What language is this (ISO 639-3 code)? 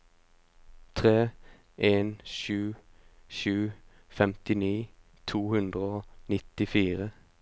nor